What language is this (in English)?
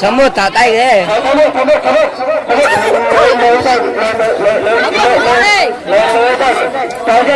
Vietnamese